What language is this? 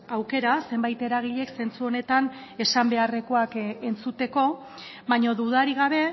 Basque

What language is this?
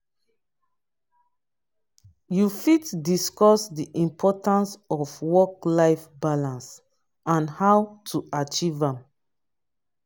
Nigerian Pidgin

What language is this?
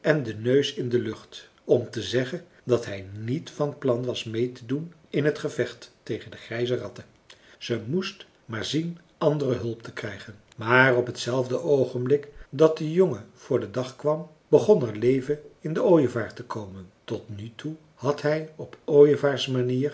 Dutch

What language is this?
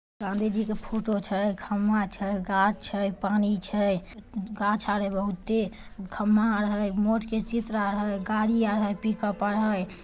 Magahi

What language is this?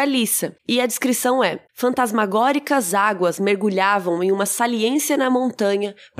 Portuguese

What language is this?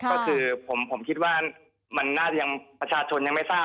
Thai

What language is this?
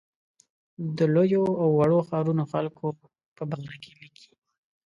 Pashto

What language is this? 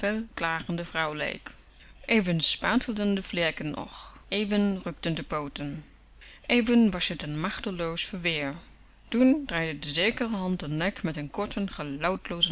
Dutch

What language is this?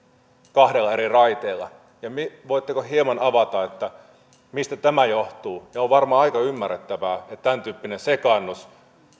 Finnish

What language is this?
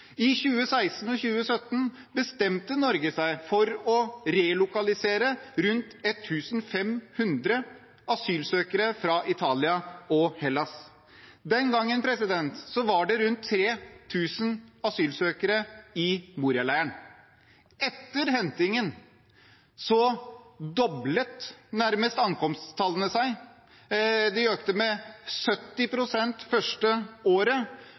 Norwegian Bokmål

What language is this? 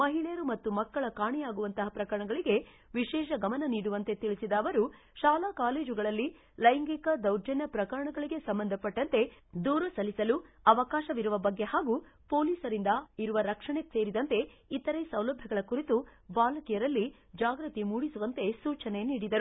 Kannada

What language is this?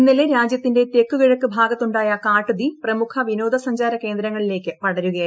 Malayalam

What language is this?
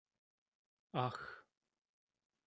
Czech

